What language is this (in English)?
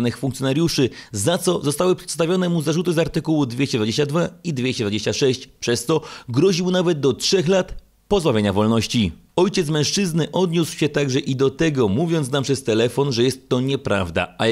Polish